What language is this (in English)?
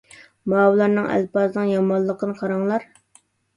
Uyghur